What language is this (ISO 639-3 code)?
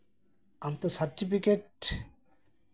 sat